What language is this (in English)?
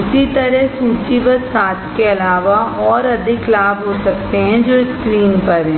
Hindi